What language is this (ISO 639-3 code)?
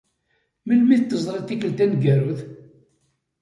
kab